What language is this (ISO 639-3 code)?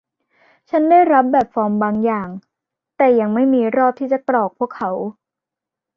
tha